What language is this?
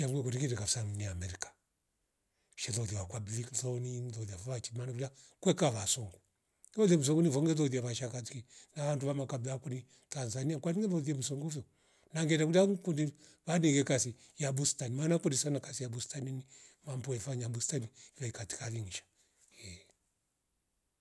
Rombo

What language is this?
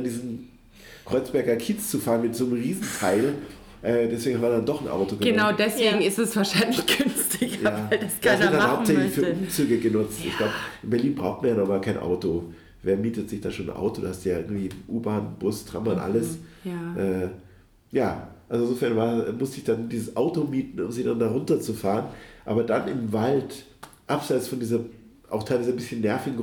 German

